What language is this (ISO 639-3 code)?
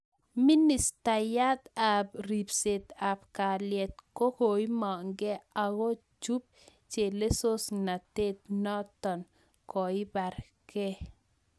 kln